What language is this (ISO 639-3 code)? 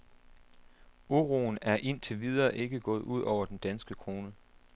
dan